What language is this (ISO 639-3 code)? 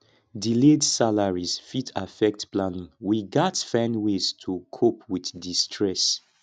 pcm